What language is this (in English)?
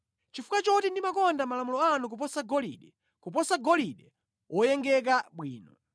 Nyanja